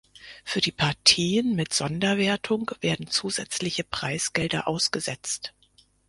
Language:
German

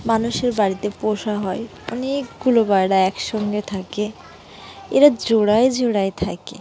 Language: Bangla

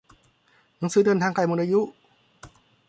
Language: Thai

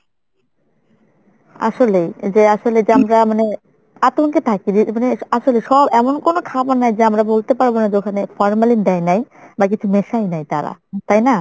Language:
Bangla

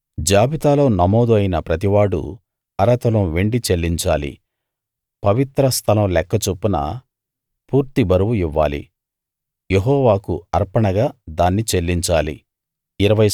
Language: Telugu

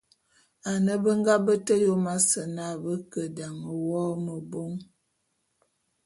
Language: Bulu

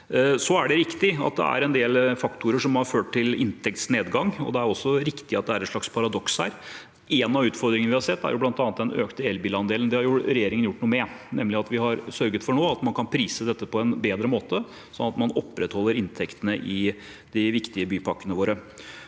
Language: Norwegian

